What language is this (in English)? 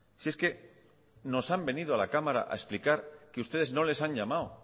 Spanish